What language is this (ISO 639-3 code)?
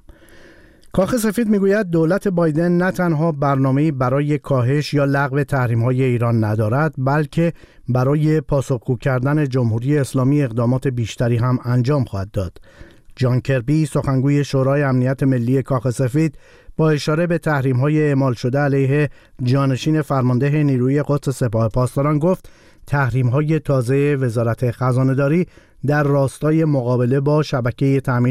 fas